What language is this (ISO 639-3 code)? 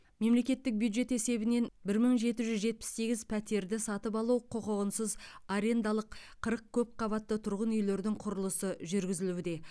kaz